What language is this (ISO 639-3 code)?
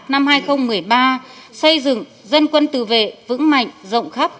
vie